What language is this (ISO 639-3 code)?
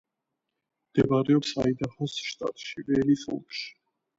kat